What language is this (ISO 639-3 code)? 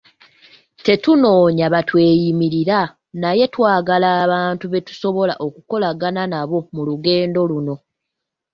lug